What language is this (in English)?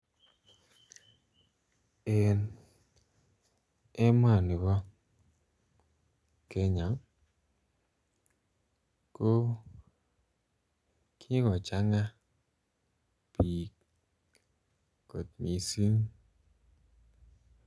Kalenjin